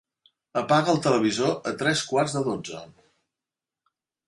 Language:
Catalan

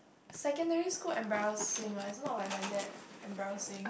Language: English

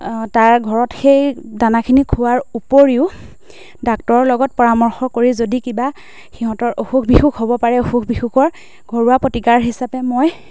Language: Assamese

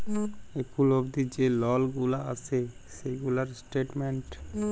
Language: Bangla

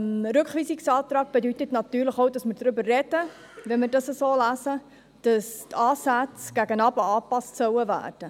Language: Swiss German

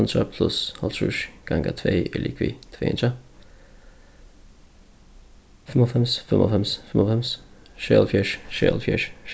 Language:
Faroese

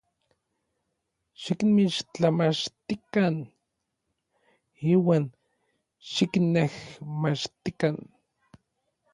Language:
Orizaba Nahuatl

